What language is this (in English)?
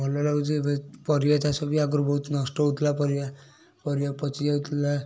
Odia